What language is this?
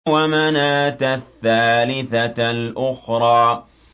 Arabic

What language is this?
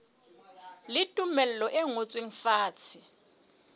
Southern Sotho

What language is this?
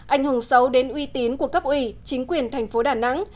Vietnamese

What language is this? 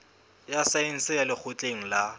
Southern Sotho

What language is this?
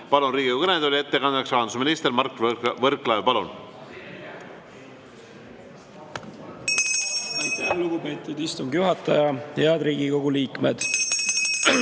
Estonian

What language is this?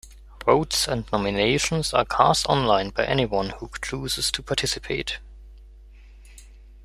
English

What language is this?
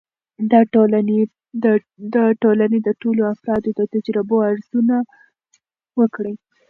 Pashto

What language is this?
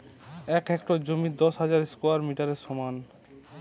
Bangla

